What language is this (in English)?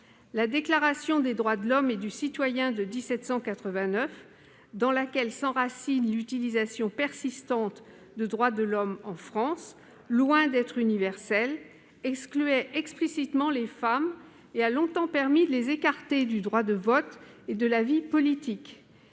French